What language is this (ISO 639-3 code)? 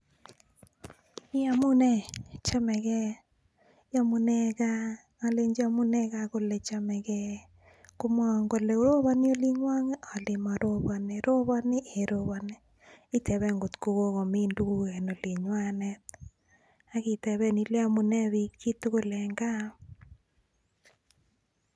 kln